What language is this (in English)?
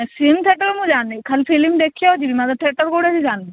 Odia